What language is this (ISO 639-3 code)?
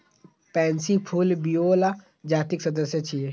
mai